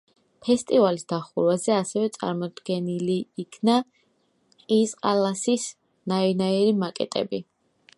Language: Georgian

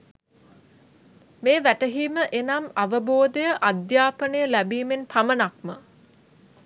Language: Sinhala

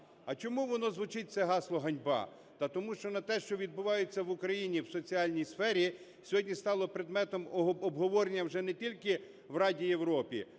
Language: Ukrainian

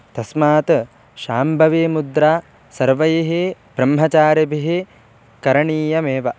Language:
Sanskrit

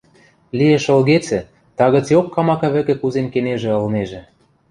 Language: Western Mari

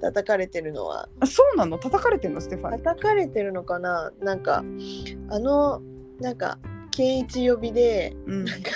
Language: Japanese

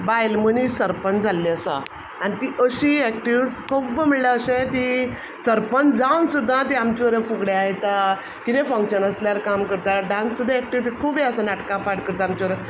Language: Konkani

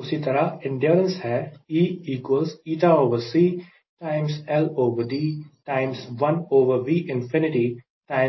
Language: Hindi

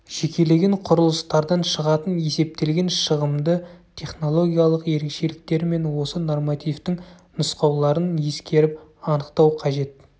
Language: Kazakh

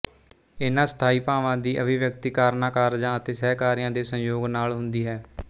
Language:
Punjabi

